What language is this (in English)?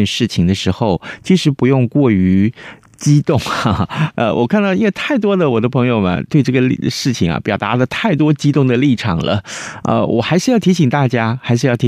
Chinese